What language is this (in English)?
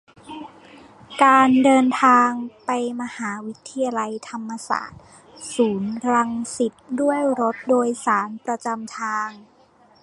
Thai